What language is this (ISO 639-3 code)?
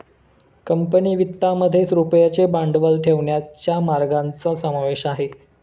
mar